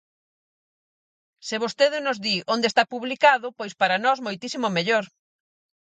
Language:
Galician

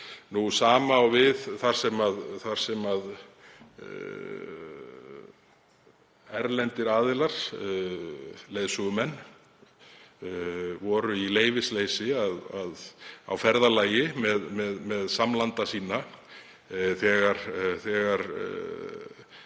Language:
Icelandic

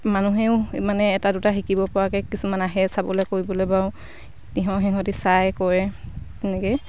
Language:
Assamese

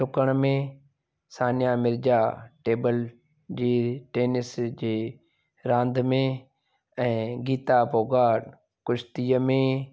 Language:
Sindhi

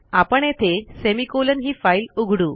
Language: Marathi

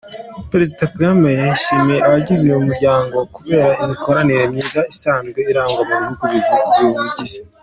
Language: Kinyarwanda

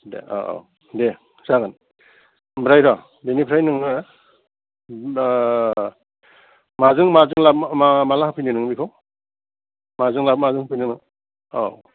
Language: Bodo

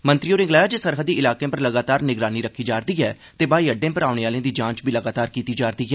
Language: Dogri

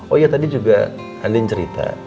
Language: Indonesian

